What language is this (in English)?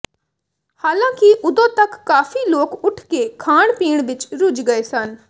Punjabi